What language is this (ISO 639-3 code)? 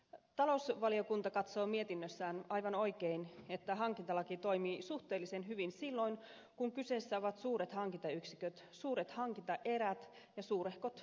fin